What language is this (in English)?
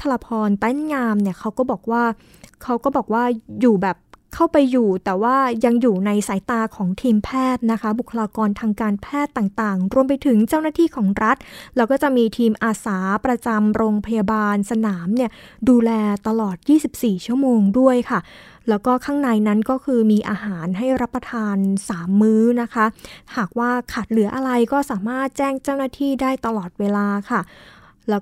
Thai